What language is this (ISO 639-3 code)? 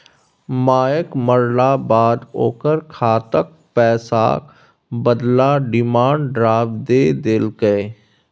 mai